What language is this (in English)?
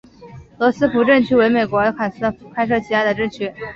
Chinese